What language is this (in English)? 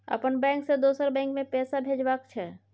Maithili